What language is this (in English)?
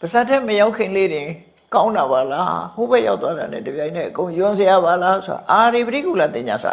Vietnamese